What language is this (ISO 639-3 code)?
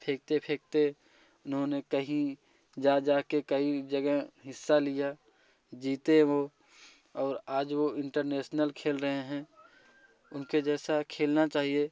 hin